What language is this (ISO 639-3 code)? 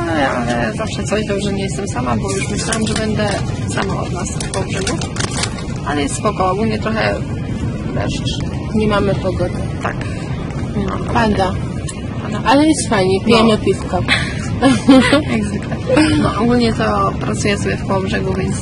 pol